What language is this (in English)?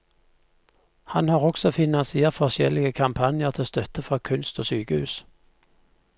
Norwegian